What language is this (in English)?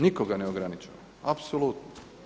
Croatian